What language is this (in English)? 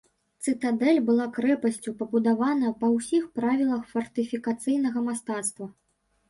Belarusian